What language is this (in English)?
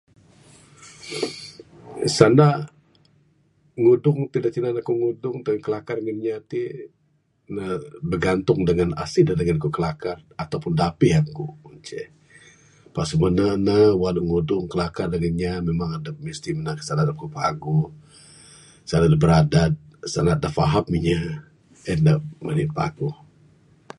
Bukar-Sadung Bidayuh